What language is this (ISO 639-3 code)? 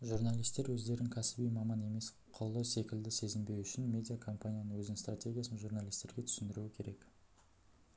kaz